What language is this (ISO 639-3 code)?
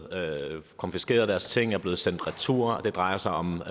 dan